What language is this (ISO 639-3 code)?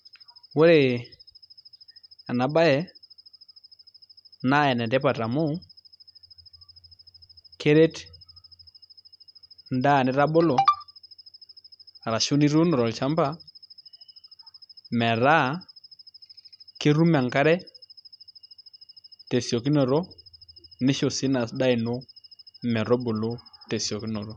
mas